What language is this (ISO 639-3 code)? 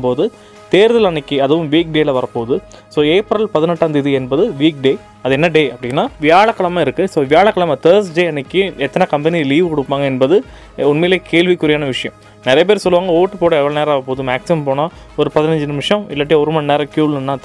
tam